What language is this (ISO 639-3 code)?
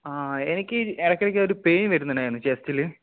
mal